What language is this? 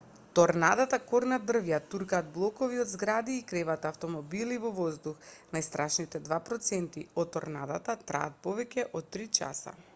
Macedonian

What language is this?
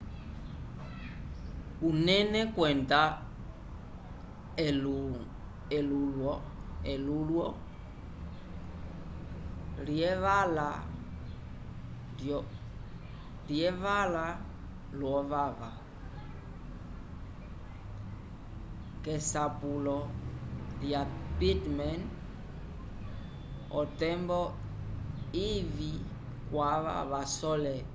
Umbundu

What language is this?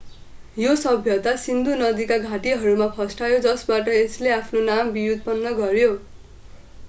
Nepali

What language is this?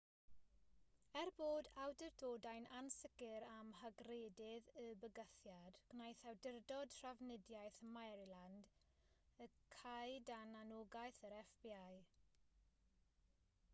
Welsh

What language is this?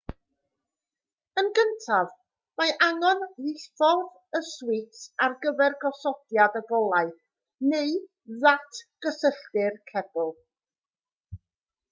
Welsh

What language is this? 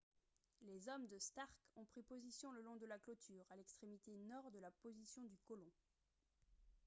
French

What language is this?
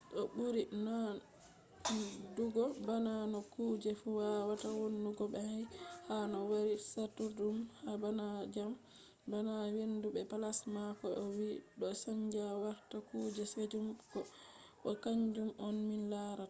Fula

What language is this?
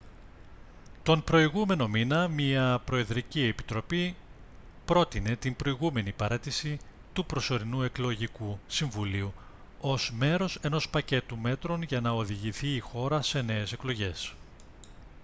Greek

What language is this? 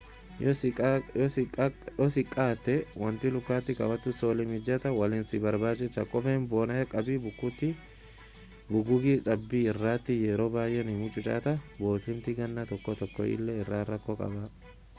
Oromo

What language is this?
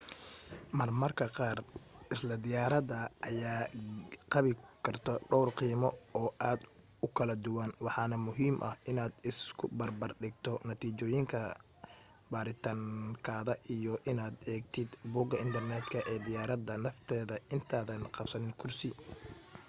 Somali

